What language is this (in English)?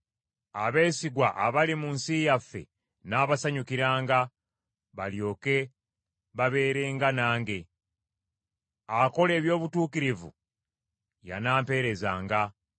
Ganda